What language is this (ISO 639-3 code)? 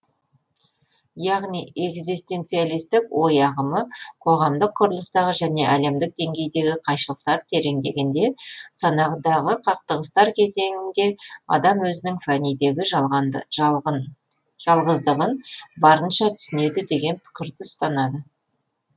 kaz